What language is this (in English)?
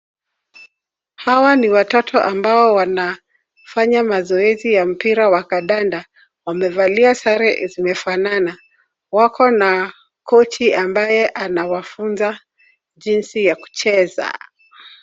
Swahili